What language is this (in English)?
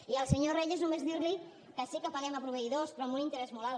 Catalan